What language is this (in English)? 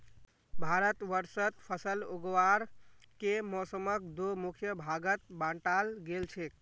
Magahi